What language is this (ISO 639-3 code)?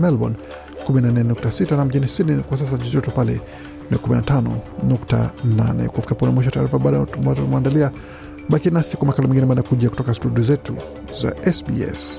swa